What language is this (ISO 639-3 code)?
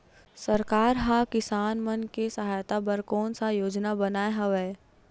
hne